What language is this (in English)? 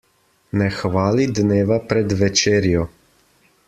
Slovenian